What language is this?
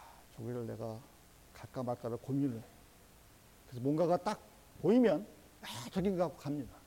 Korean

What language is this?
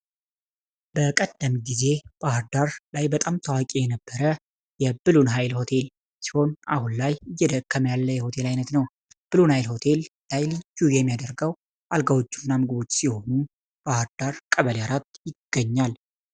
Amharic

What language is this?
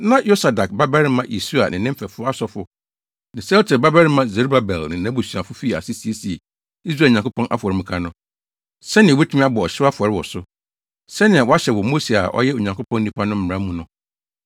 Akan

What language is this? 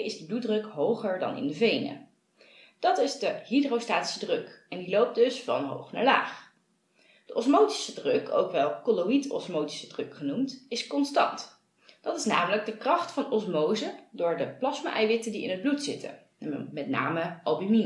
Dutch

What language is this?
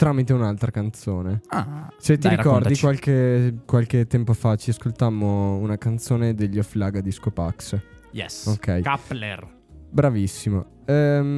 Italian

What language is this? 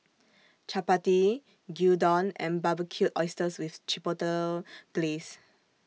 English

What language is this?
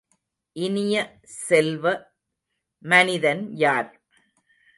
Tamil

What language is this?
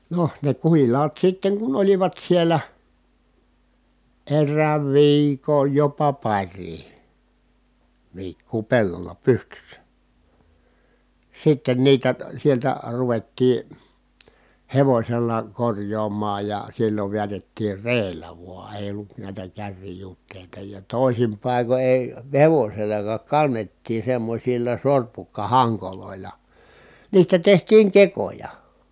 Finnish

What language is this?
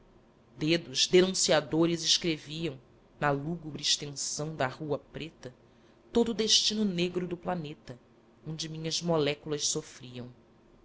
Portuguese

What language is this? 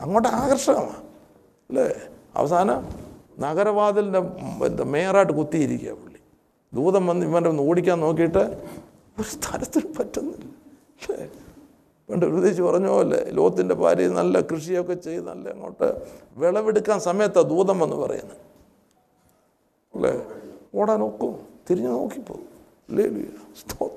Malayalam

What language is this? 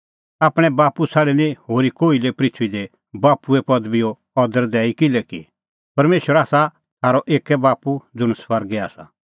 Kullu Pahari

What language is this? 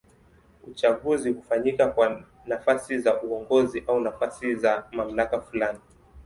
Swahili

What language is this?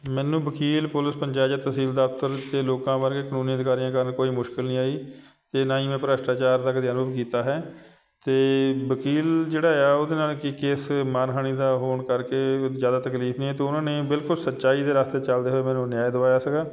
Punjabi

